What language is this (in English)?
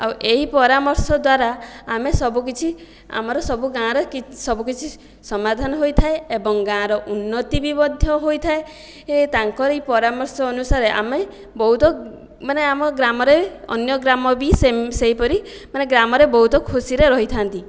Odia